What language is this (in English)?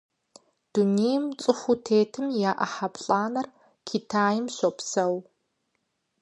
Kabardian